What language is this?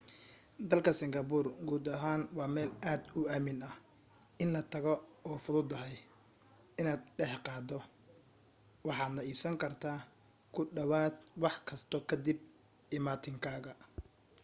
Somali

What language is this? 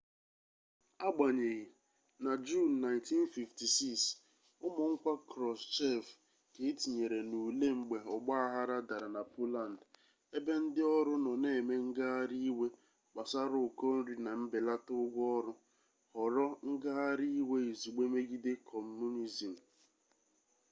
Igbo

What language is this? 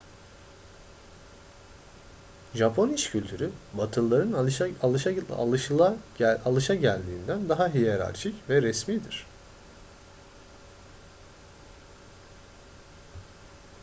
Turkish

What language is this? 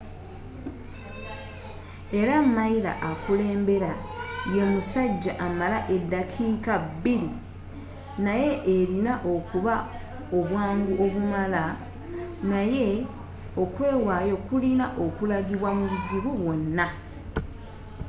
Ganda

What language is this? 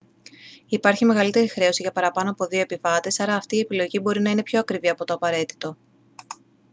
Greek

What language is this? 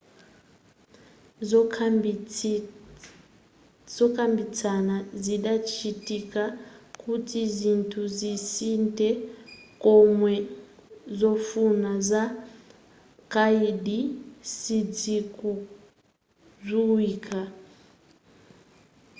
Nyanja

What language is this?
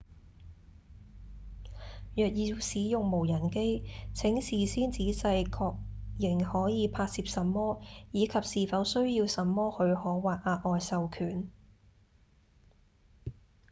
Cantonese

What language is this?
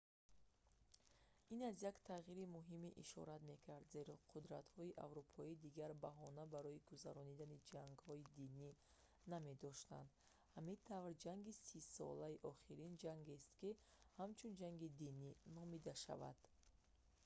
Tajik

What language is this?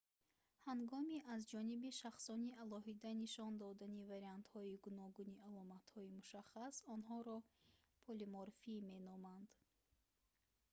Tajik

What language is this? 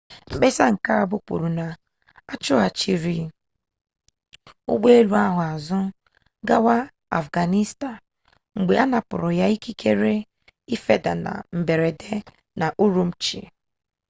Igbo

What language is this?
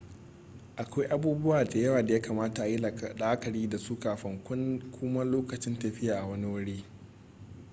Hausa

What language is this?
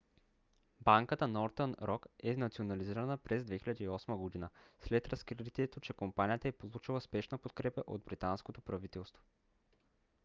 Bulgarian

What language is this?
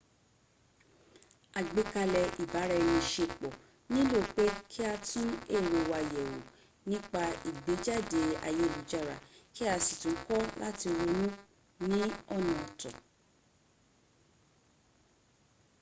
Yoruba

